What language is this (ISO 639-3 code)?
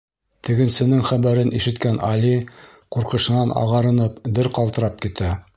bak